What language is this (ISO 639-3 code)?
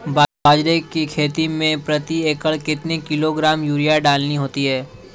hin